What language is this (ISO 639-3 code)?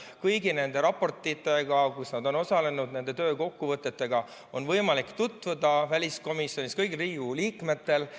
est